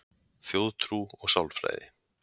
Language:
Icelandic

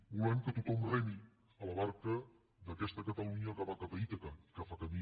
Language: Catalan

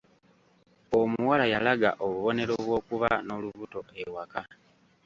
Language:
Ganda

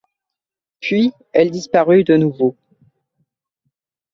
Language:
French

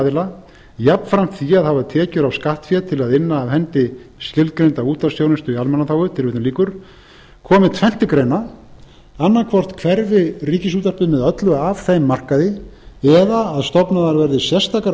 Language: Icelandic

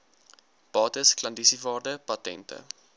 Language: Afrikaans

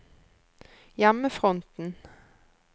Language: Norwegian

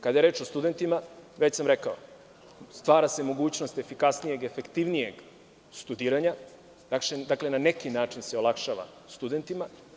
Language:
Serbian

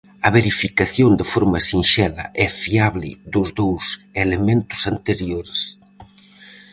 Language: Galician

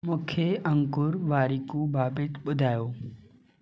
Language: Sindhi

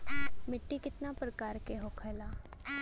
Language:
Bhojpuri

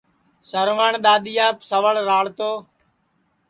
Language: Sansi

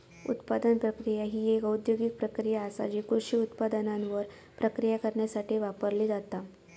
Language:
Marathi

